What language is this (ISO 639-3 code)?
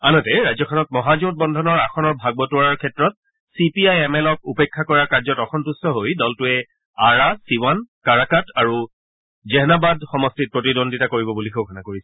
asm